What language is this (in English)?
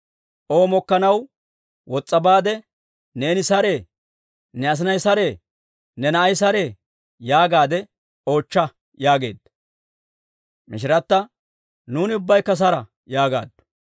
Dawro